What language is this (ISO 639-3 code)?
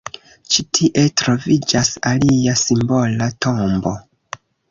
epo